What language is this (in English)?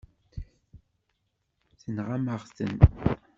Kabyle